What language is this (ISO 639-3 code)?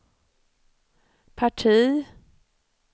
swe